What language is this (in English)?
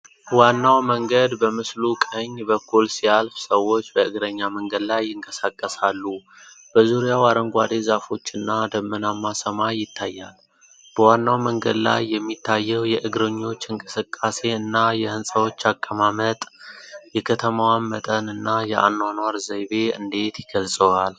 Amharic